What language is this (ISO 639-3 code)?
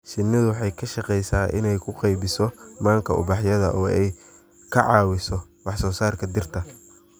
som